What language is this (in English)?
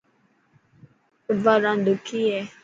Dhatki